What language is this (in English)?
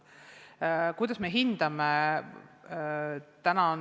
Estonian